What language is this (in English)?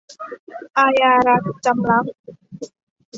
Thai